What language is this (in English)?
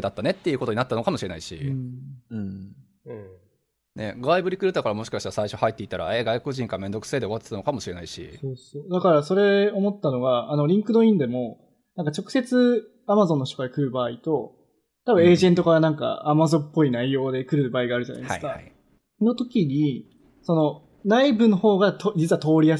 Japanese